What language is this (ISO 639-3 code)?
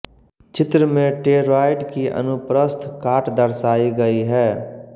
hin